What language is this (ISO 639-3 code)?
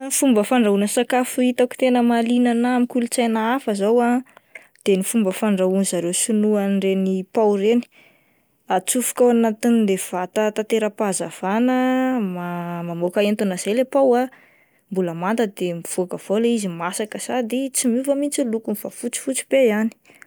mlg